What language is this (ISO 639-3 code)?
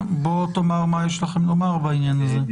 heb